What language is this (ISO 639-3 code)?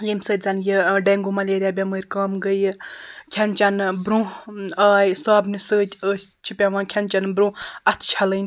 kas